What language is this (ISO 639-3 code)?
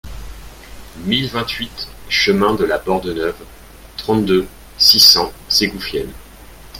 fra